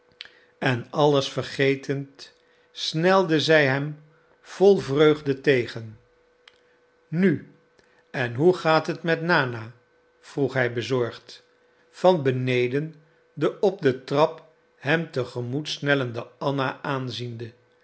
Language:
Dutch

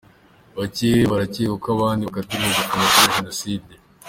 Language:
Kinyarwanda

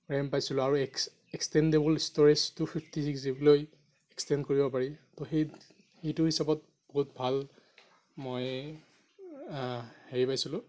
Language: Assamese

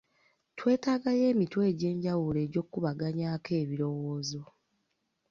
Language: Ganda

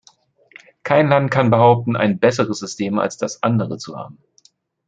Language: German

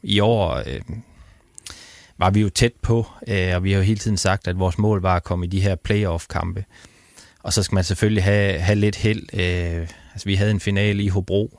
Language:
Danish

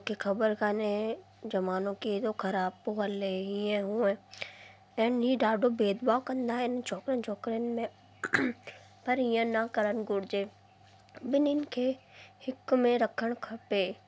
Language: Sindhi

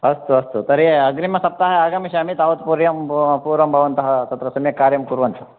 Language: Sanskrit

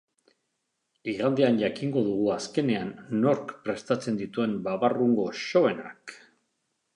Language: Basque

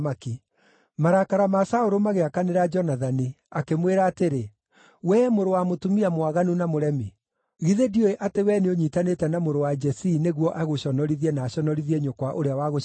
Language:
Kikuyu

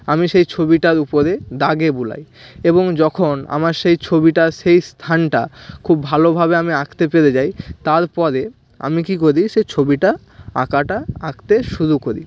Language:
Bangla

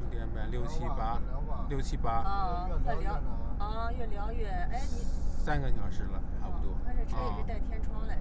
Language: Chinese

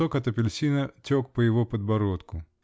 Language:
Russian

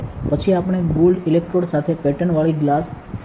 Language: Gujarati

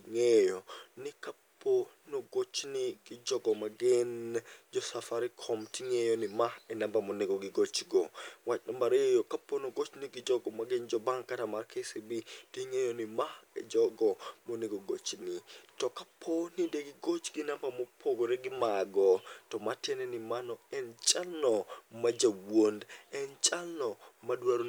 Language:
Luo (Kenya and Tanzania)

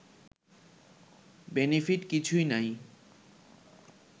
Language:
Bangla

